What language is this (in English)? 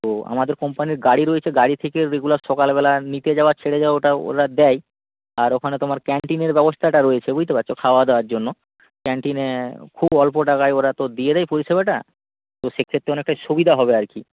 Bangla